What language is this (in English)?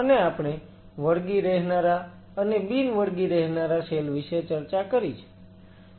Gujarati